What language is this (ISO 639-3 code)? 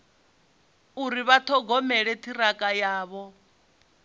ven